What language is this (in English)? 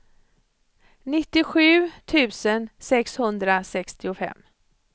Swedish